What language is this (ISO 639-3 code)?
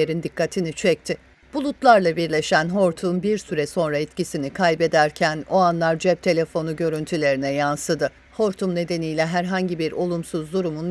tur